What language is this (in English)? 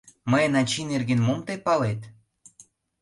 Mari